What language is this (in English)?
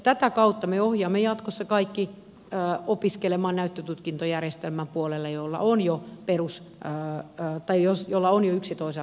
Finnish